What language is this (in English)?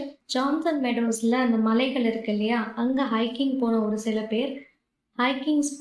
Tamil